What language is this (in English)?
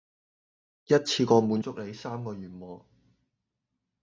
Cantonese